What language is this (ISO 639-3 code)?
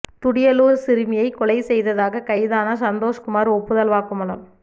tam